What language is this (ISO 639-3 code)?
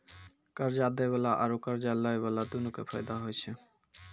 mai